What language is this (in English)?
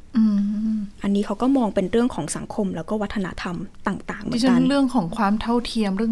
Thai